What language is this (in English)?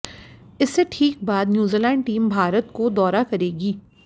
Hindi